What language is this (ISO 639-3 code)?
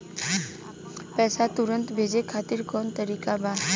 bho